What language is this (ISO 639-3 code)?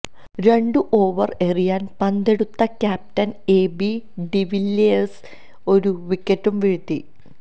mal